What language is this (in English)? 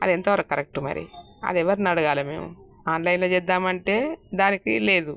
Telugu